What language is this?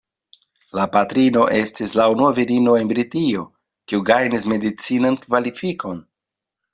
Esperanto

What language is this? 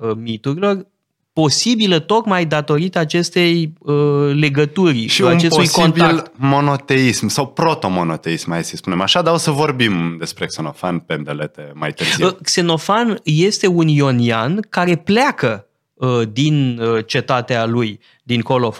Romanian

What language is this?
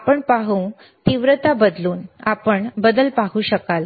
Marathi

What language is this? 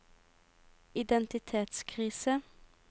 Norwegian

